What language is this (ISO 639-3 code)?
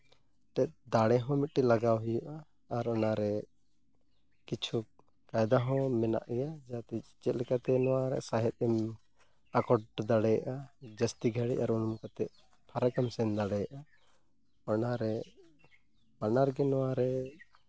sat